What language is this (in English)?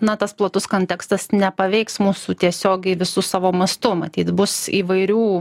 Lithuanian